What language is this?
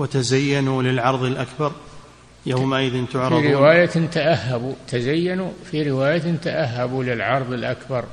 Arabic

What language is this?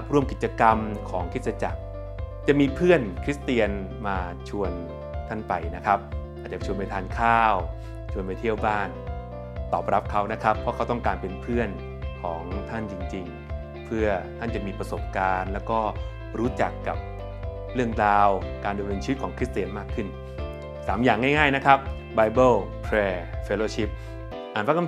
Thai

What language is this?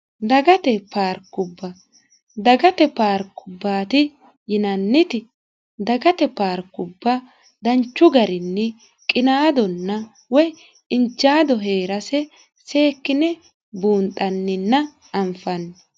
Sidamo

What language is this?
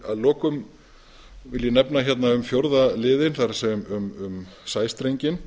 Icelandic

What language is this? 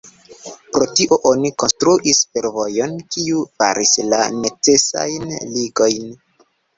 Esperanto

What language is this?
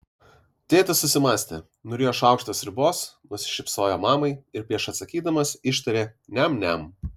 Lithuanian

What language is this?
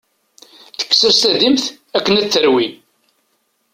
Kabyle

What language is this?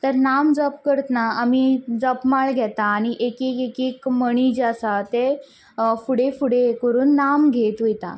Konkani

